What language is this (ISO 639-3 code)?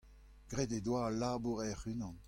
bre